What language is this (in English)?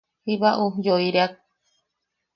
Yaqui